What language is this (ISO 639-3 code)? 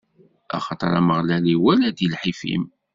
kab